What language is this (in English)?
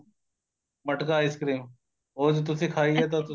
Punjabi